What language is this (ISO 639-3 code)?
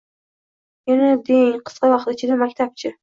uzb